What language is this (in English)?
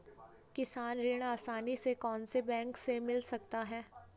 Hindi